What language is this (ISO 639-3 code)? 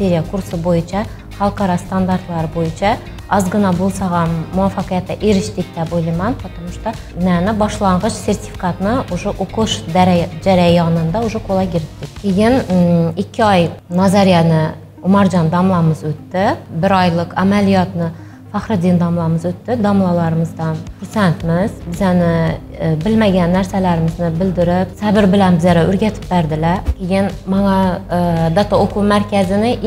tur